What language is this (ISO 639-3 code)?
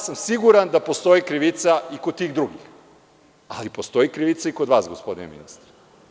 srp